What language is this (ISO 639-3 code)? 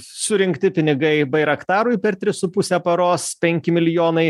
lit